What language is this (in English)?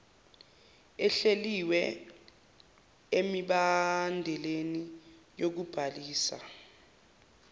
Zulu